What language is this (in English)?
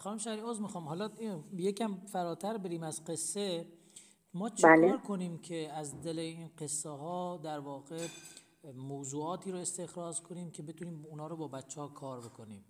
Persian